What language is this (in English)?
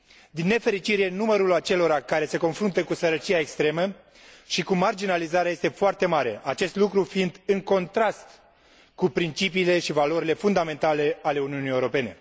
Romanian